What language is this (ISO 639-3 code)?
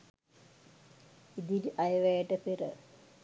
sin